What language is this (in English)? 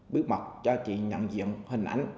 Vietnamese